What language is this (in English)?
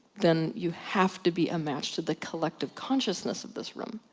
English